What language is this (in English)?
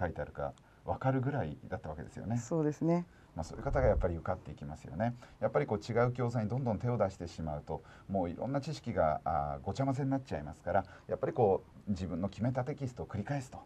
Japanese